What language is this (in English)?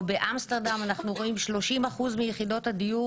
Hebrew